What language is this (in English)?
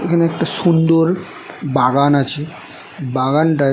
Bangla